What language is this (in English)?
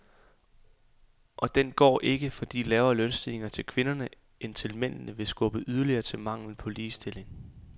Danish